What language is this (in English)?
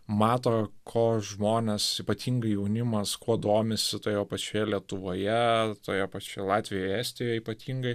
Lithuanian